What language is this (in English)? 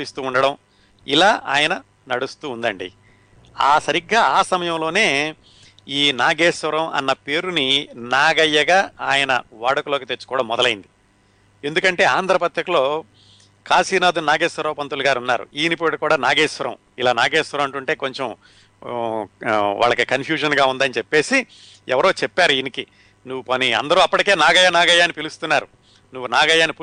Telugu